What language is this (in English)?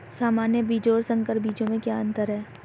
Hindi